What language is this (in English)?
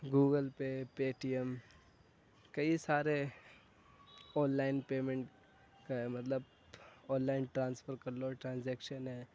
Urdu